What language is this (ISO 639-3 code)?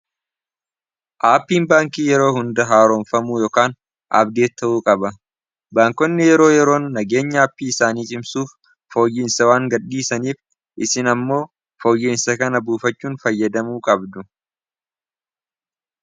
orm